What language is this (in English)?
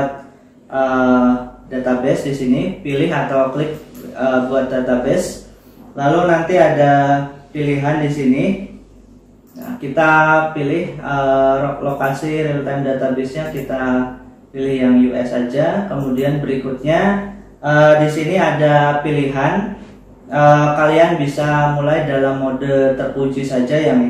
Indonesian